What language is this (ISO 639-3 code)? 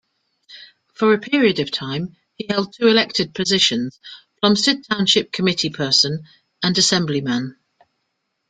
eng